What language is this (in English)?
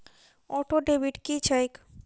Maithili